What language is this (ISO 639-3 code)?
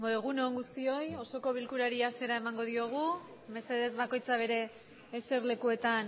eus